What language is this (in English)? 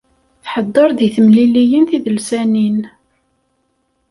Kabyle